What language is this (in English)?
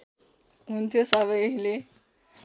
Nepali